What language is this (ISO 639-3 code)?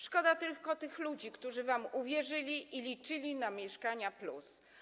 pol